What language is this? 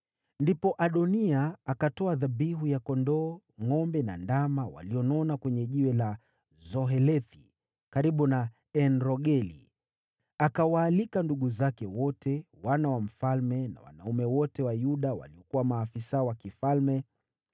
Swahili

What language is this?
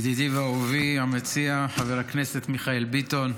Hebrew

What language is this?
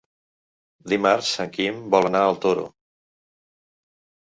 Catalan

